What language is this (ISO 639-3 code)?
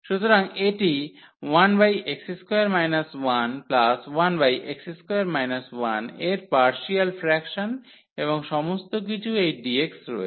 ben